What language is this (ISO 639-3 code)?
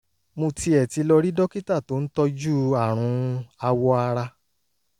yor